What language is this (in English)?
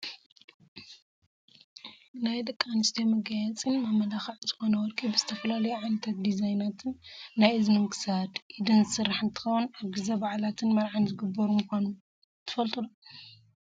Tigrinya